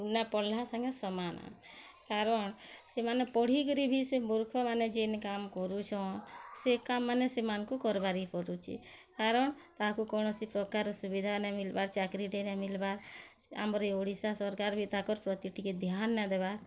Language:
Odia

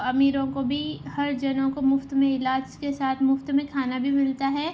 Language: Urdu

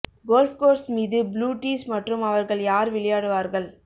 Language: Tamil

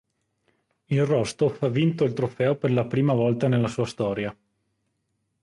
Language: Italian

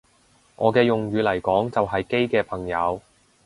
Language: Cantonese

